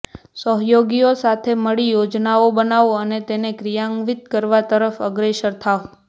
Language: Gujarati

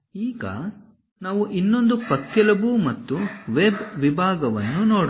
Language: Kannada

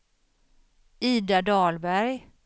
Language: Swedish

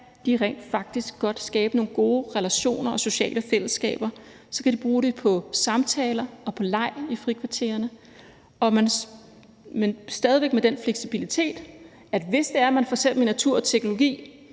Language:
Danish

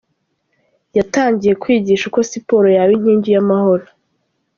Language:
Kinyarwanda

